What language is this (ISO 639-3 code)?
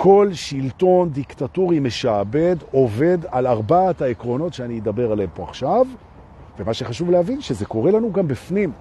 heb